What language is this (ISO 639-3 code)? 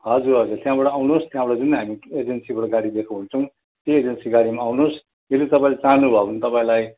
nep